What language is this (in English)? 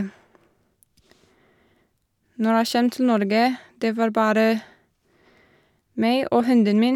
Norwegian